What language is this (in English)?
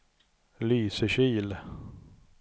Swedish